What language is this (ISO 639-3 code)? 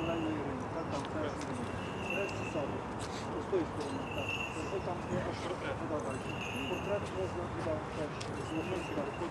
ukr